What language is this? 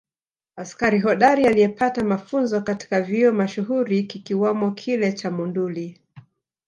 Swahili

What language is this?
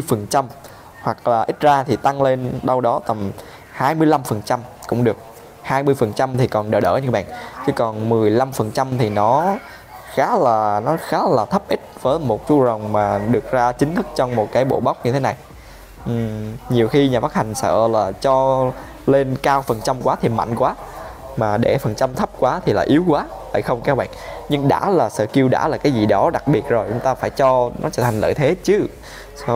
Vietnamese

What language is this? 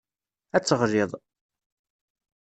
Kabyle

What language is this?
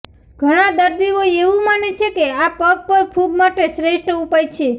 Gujarati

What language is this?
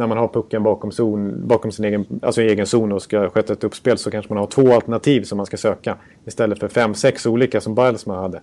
Swedish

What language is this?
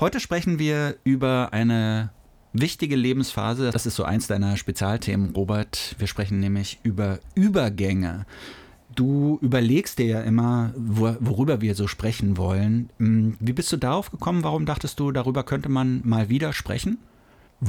German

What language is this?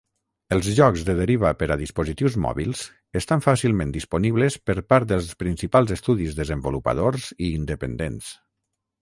Catalan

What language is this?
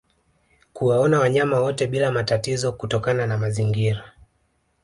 Swahili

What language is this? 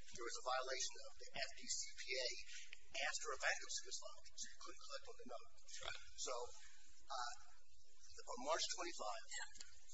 English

